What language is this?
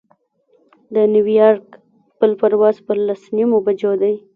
Pashto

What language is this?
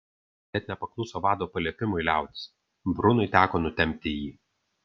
Lithuanian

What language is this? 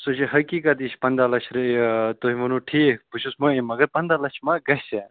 Kashmiri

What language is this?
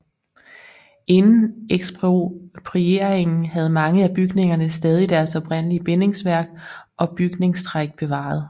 Danish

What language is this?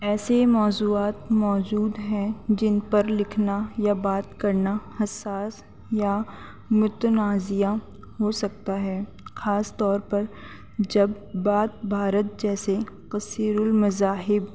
Urdu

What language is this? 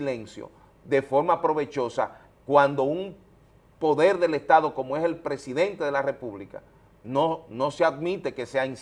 Spanish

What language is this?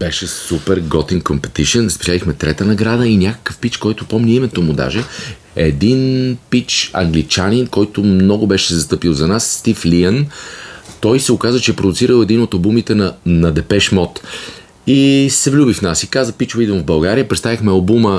Bulgarian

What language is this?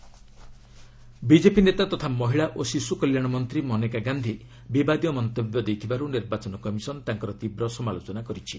Odia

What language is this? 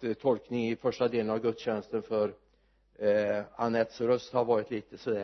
Swedish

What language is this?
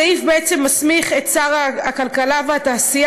Hebrew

